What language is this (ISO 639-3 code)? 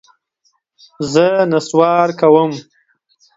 pus